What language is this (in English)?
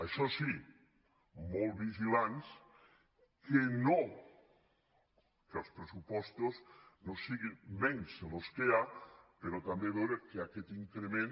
Catalan